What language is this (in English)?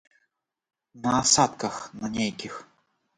Belarusian